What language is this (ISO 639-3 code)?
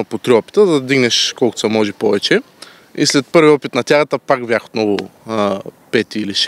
bul